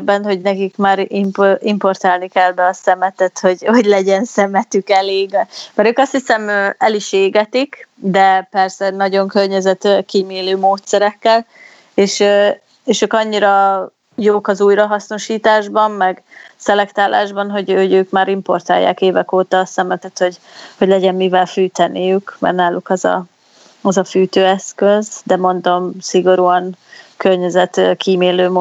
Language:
Hungarian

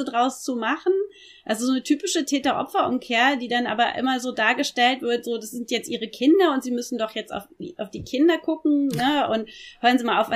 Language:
German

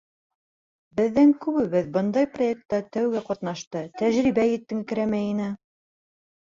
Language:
Bashkir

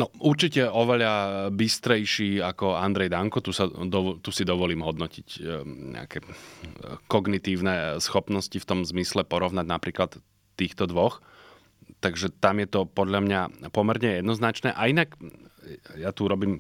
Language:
Slovak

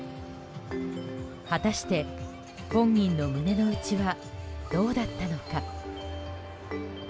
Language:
Japanese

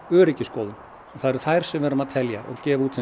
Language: Icelandic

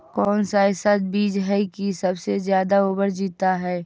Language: Magahi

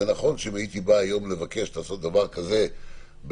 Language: Hebrew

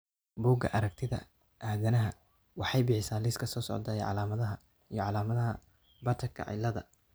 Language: Somali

